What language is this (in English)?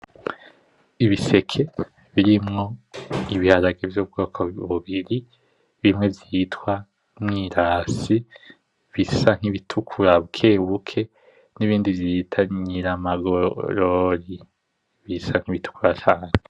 Rundi